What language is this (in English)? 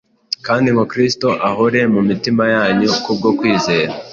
Kinyarwanda